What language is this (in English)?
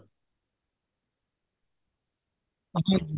Punjabi